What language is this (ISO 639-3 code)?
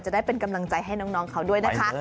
tha